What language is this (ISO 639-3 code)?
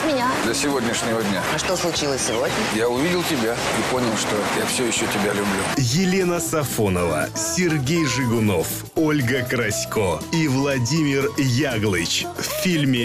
rus